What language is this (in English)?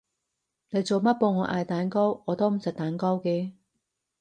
Cantonese